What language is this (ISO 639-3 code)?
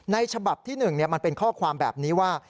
tha